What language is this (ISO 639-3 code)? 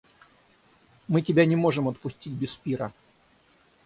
rus